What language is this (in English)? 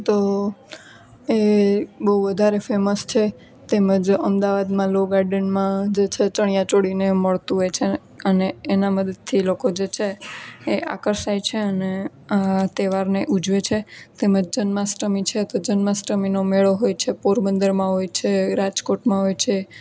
Gujarati